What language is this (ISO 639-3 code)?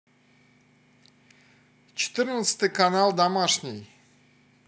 rus